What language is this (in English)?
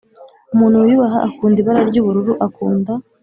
Kinyarwanda